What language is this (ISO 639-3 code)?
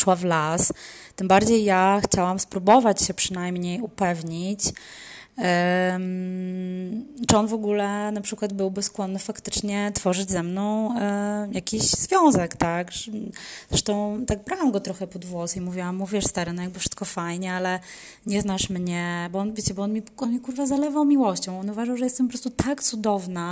pol